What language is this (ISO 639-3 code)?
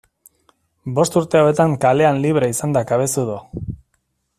eus